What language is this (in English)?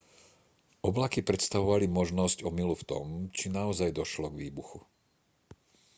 Slovak